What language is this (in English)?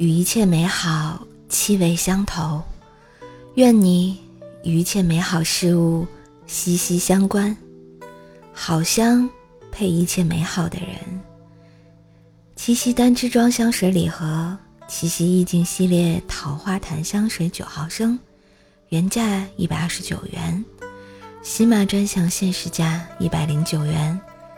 Chinese